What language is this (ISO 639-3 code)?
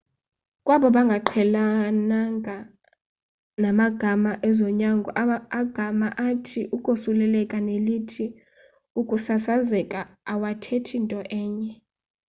xho